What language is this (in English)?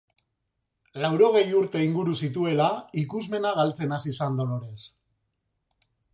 Basque